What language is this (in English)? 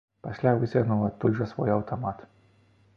Belarusian